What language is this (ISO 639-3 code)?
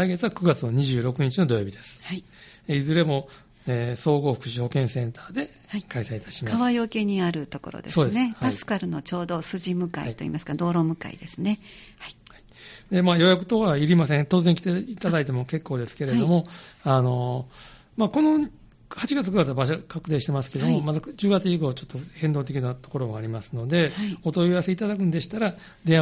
jpn